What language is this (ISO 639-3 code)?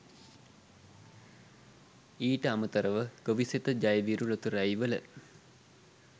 sin